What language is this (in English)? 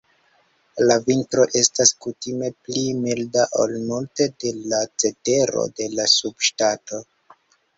Esperanto